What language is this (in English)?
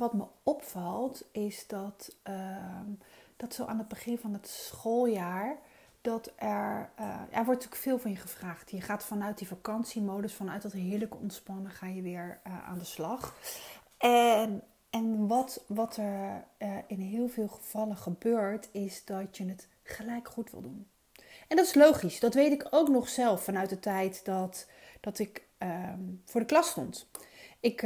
Dutch